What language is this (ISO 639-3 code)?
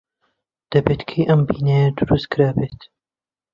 ckb